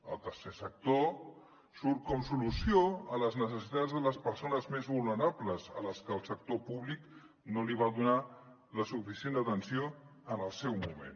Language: Catalan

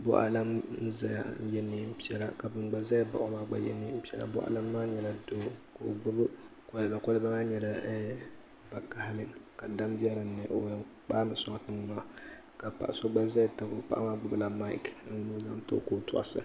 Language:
Dagbani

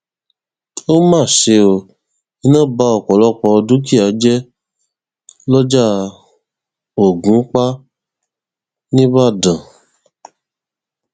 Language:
Yoruba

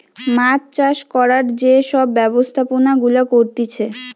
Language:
Bangla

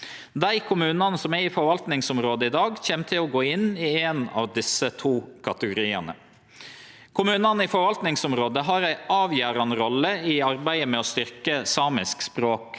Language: Norwegian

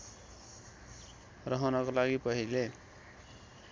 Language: Nepali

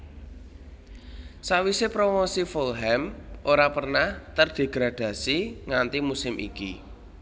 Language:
Javanese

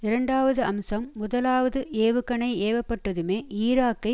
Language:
Tamil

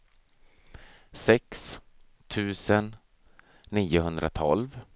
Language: Swedish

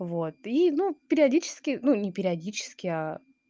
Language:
Russian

